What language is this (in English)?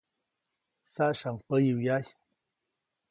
Copainalá Zoque